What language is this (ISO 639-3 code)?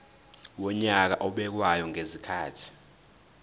zul